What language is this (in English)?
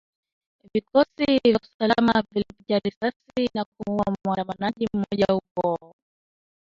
Swahili